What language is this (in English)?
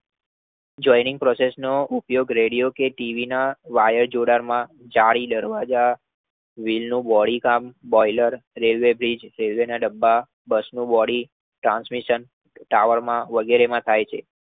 Gujarati